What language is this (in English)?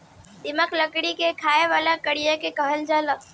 Bhojpuri